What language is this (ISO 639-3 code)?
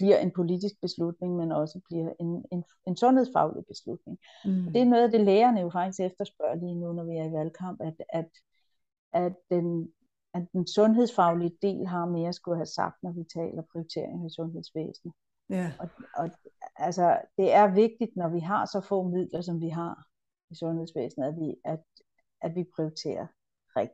dan